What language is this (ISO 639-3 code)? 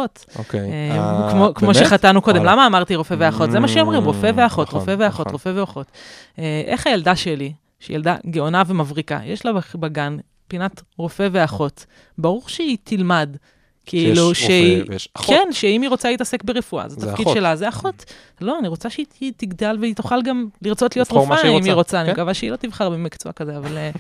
heb